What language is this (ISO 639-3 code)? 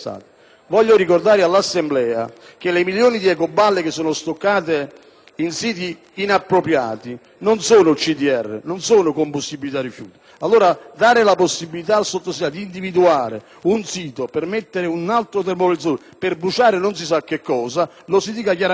ita